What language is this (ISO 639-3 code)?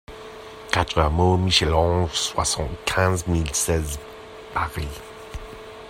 fra